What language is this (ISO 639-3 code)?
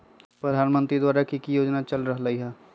mag